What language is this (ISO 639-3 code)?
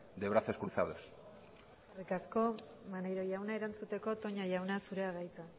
eus